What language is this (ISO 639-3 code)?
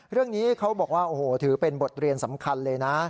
tha